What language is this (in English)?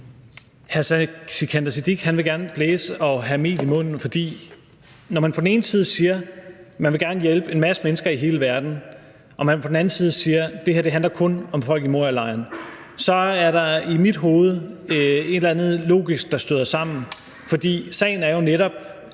Danish